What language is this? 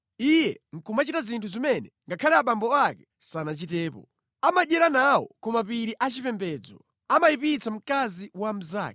Nyanja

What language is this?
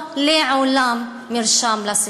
Hebrew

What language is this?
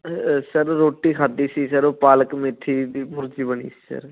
Punjabi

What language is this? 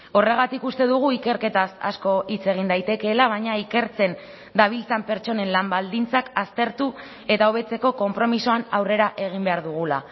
Basque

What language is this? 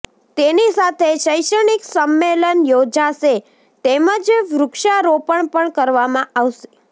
Gujarati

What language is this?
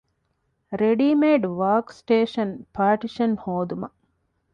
Divehi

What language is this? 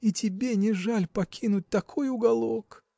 Russian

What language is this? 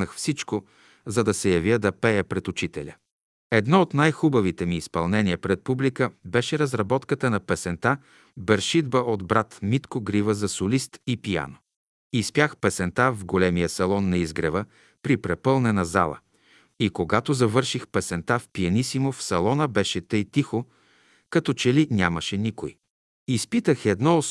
Bulgarian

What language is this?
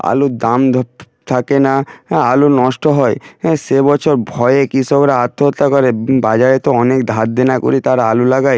Bangla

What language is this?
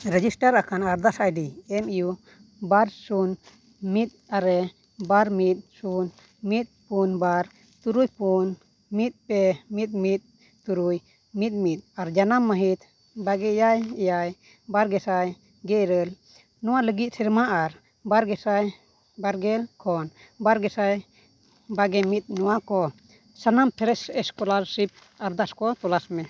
Santali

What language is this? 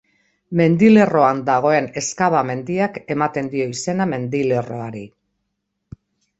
Basque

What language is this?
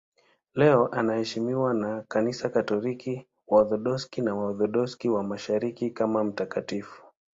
Swahili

